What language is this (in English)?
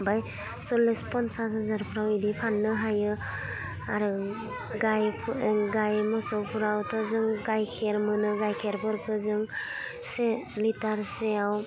Bodo